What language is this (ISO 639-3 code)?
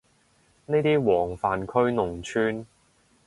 yue